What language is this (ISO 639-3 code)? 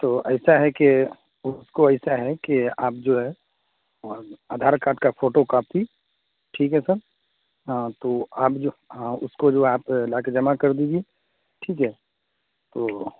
urd